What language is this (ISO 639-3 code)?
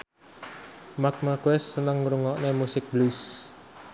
jav